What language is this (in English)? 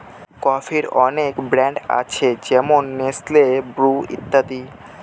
Bangla